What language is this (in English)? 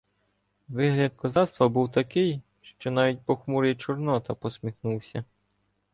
Ukrainian